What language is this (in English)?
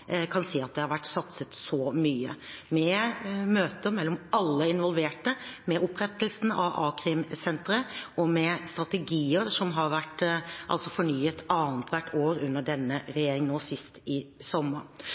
Norwegian Bokmål